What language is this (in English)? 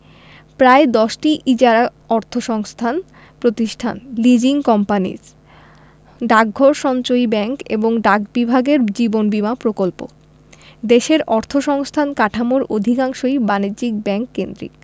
Bangla